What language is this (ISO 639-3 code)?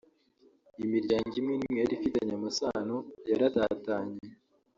kin